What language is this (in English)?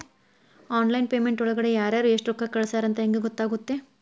Kannada